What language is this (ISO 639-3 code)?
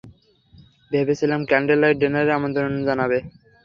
ben